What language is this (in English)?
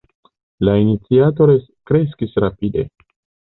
Esperanto